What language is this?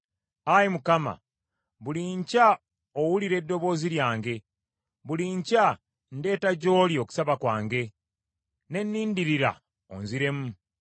Ganda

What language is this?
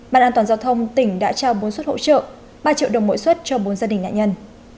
Vietnamese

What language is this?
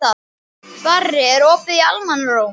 Icelandic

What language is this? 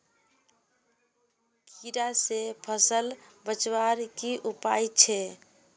Magahi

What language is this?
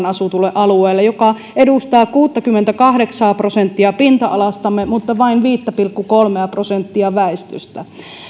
Finnish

